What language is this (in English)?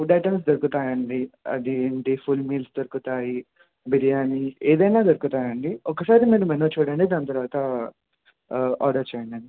Telugu